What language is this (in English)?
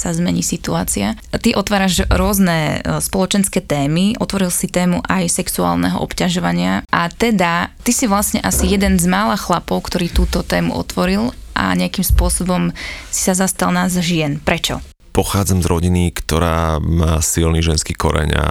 Slovak